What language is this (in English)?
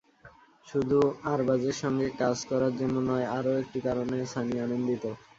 Bangla